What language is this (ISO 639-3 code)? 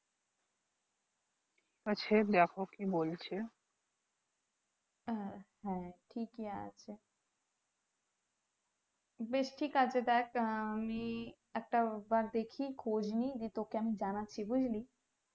ben